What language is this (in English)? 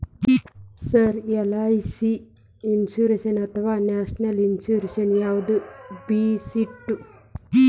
Kannada